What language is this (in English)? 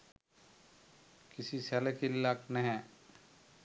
Sinhala